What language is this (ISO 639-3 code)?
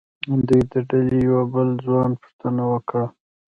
pus